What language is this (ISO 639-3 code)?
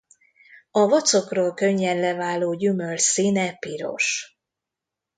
hun